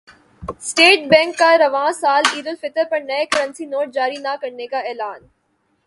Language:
Urdu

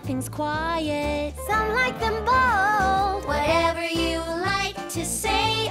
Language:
English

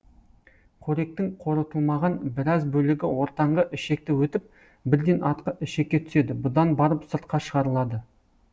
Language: Kazakh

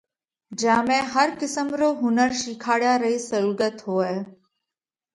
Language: Parkari Koli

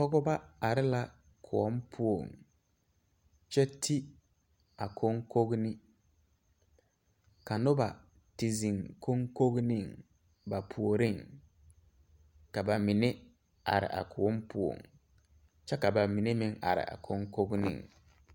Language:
Southern Dagaare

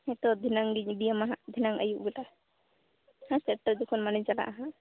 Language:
Santali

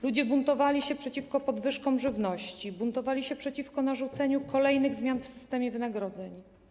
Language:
Polish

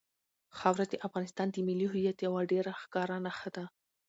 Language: Pashto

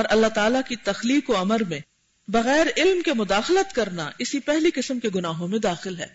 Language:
Urdu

